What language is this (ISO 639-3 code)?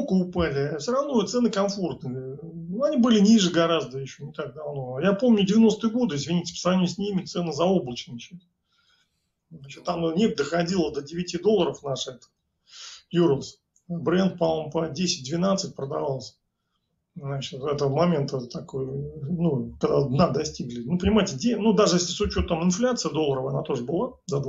rus